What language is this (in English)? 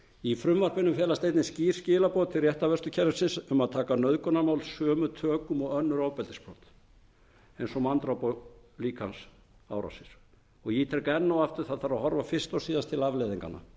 Icelandic